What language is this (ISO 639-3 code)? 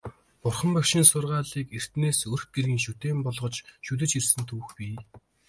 mon